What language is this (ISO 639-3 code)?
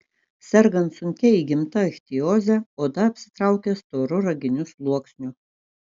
lit